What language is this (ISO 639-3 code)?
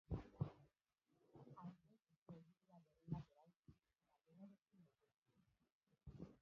eus